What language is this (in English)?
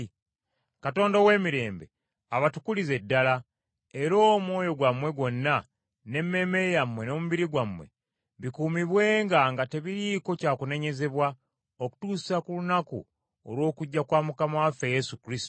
Ganda